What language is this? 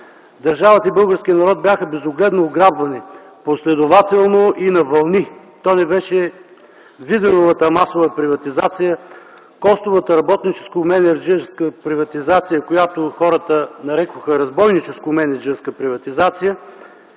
Bulgarian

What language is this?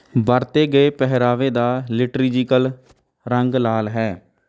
Punjabi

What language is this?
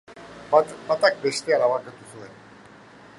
Basque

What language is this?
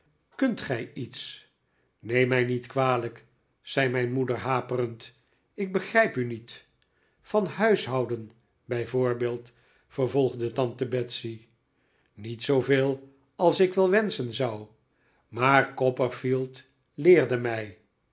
Dutch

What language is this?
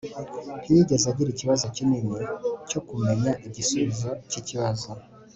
Kinyarwanda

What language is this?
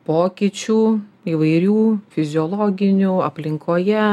Lithuanian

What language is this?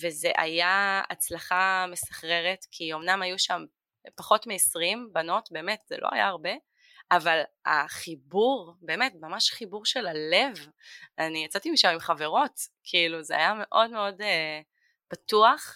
Hebrew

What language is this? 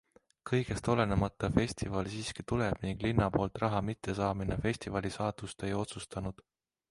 Estonian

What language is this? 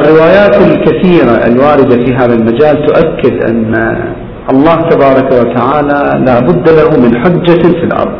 Arabic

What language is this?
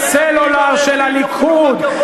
Hebrew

